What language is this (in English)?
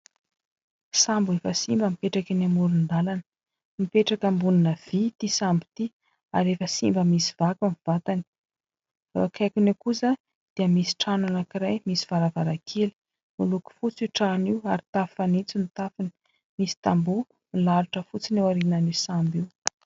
Malagasy